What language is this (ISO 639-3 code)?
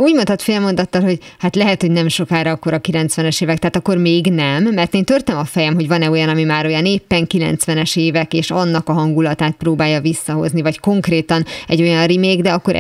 hun